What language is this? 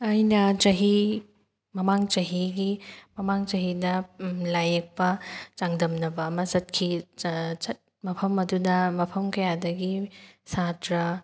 Manipuri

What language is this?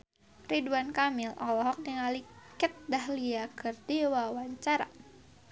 Sundanese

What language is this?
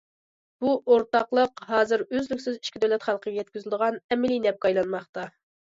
Uyghur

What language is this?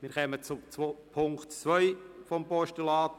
Swiss German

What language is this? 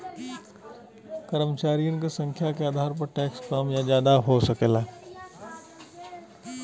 Bhojpuri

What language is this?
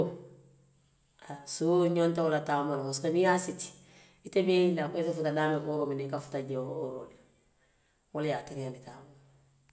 Western Maninkakan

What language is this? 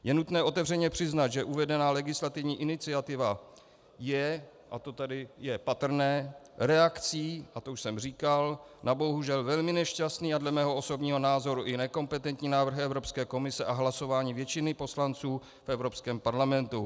Czech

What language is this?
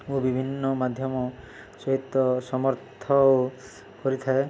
Odia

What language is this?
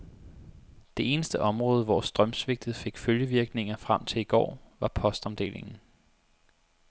Danish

